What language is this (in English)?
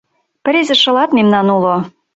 Mari